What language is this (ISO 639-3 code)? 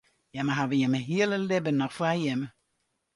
fry